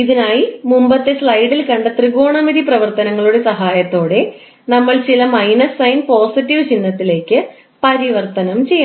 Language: Malayalam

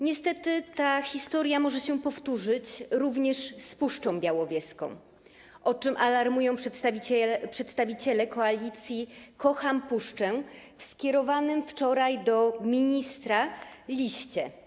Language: Polish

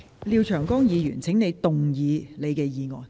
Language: Cantonese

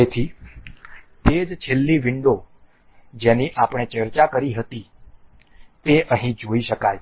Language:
Gujarati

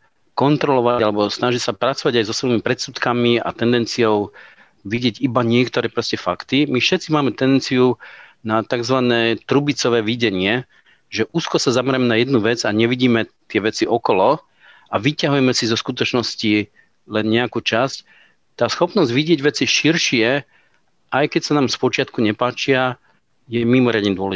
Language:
Slovak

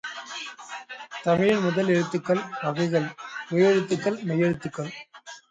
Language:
Tamil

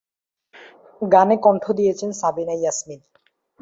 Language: Bangla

